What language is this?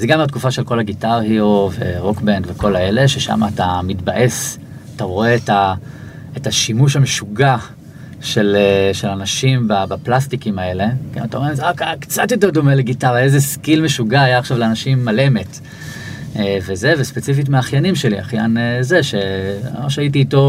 Hebrew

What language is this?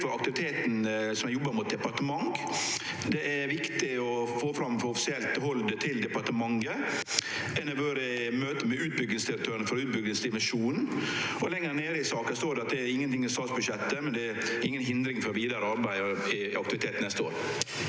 Norwegian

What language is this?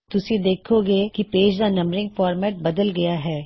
Punjabi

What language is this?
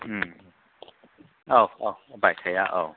Bodo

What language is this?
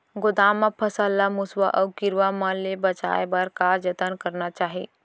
Chhattisgarhi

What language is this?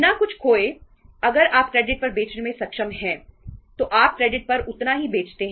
Hindi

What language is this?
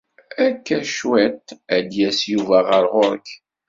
Kabyle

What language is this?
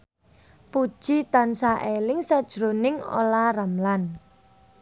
Javanese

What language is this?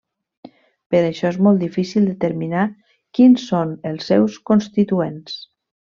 Catalan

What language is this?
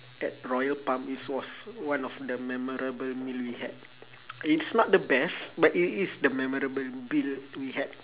English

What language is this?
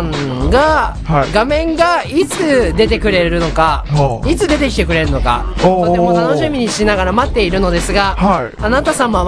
Japanese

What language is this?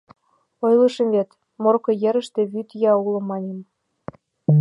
Mari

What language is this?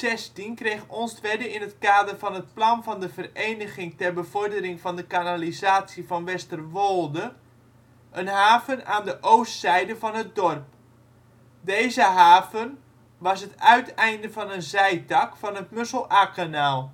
Dutch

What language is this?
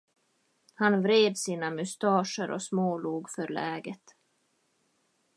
Swedish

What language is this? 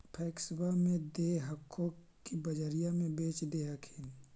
Magahi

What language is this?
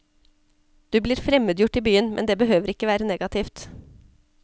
Norwegian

